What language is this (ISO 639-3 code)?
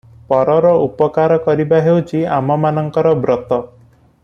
ori